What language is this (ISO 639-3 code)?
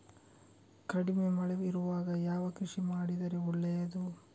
kan